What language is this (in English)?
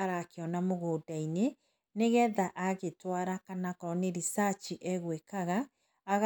Kikuyu